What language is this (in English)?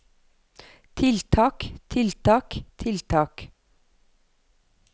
Norwegian